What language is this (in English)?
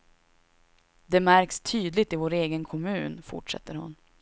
Swedish